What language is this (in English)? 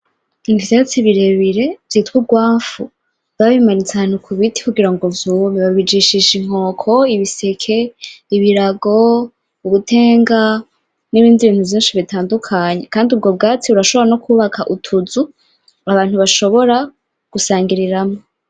Rundi